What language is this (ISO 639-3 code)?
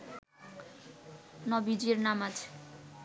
ben